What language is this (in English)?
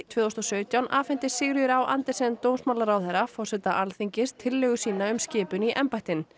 Icelandic